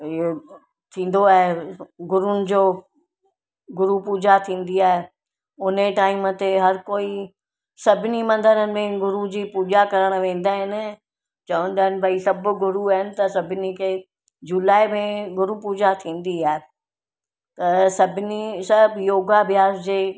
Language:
Sindhi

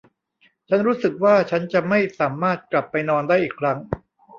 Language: Thai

